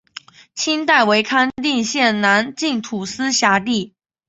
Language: Chinese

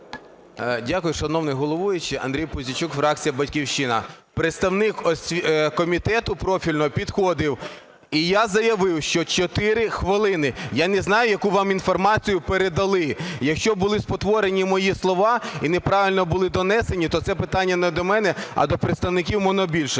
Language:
Ukrainian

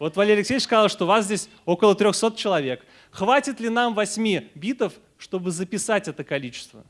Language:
Russian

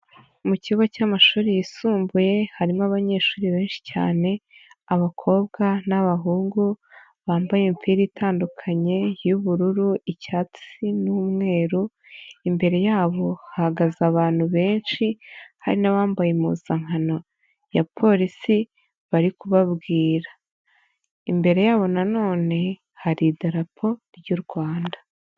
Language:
Kinyarwanda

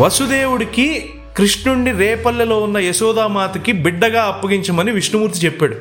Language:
Telugu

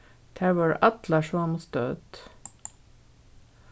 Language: Faroese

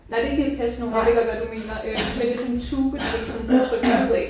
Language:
Danish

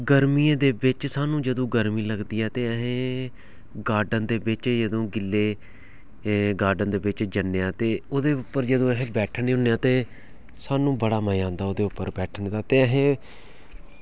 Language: Dogri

